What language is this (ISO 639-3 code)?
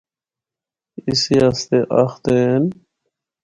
hno